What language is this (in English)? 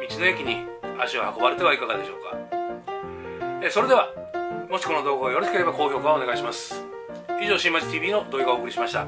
Japanese